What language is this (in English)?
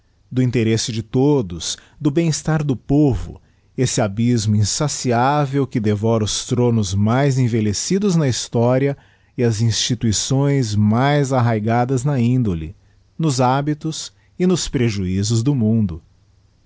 Portuguese